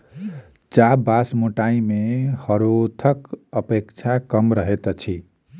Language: Maithili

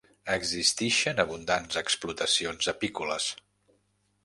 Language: Catalan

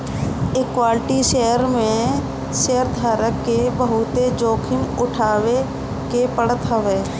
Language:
Bhojpuri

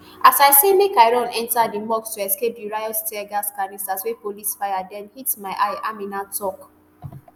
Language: Nigerian Pidgin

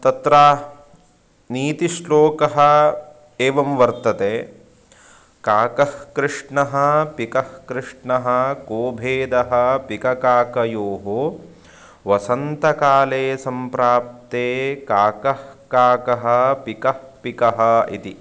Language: Sanskrit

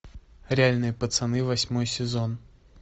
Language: Russian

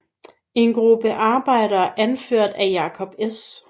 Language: Danish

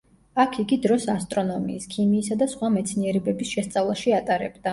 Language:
Georgian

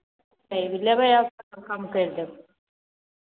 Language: Maithili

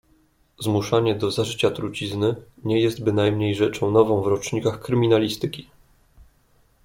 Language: Polish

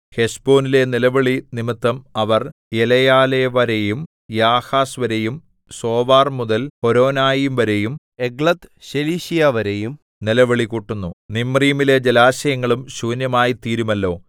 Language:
Malayalam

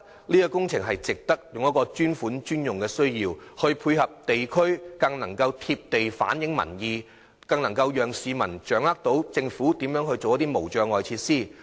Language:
Cantonese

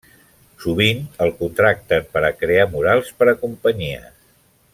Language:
Catalan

